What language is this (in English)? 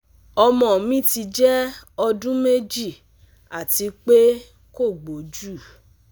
Yoruba